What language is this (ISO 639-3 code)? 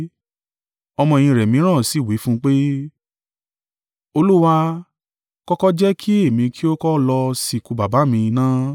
yor